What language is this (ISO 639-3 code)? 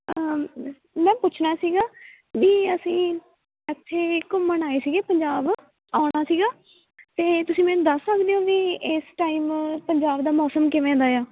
pan